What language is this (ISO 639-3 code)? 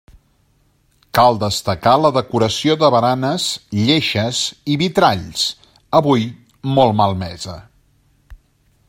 cat